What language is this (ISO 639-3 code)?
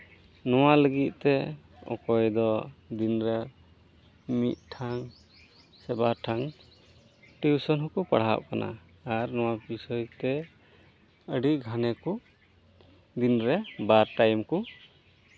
sat